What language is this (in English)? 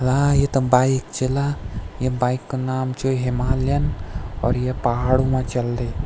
Garhwali